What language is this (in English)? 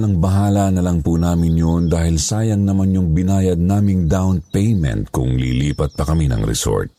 Filipino